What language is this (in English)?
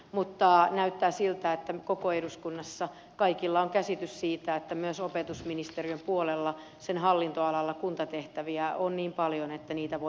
Finnish